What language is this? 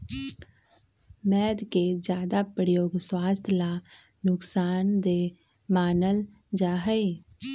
Magahi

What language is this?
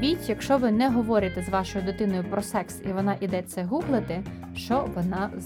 Ukrainian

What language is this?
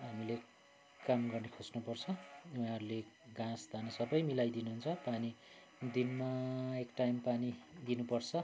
Nepali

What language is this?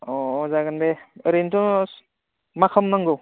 Bodo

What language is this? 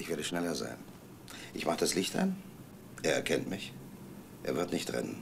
German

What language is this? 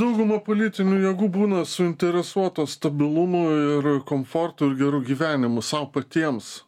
Lithuanian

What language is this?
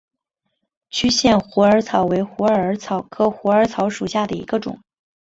Chinese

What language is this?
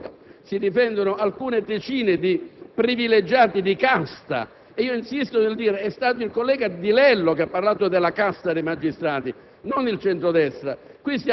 Italian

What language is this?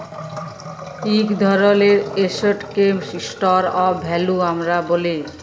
Bangla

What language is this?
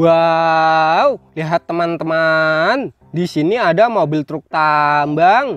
Indonesian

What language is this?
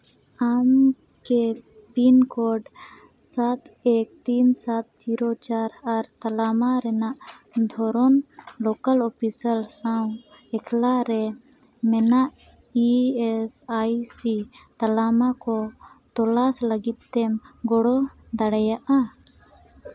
Santali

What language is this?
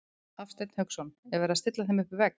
Icelandic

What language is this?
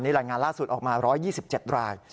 Thai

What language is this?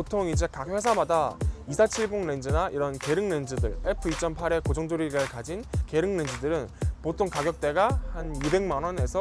Korean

